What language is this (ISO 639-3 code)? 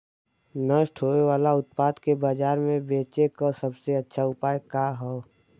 bho